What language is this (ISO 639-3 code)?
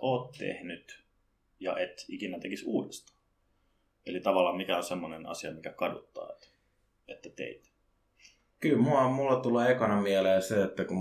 fin